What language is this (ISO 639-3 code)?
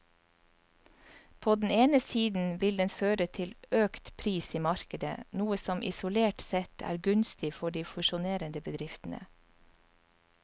nor